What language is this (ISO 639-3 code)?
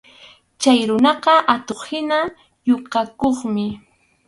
qxu